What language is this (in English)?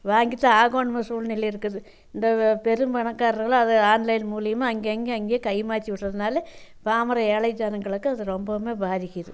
Tamil